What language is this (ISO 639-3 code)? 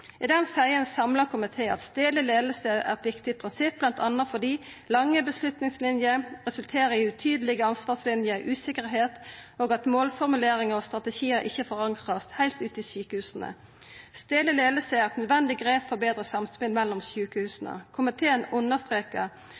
nno